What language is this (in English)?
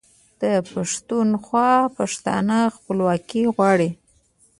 Pashto